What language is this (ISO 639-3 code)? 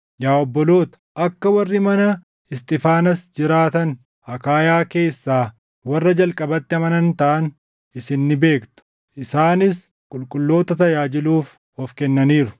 orm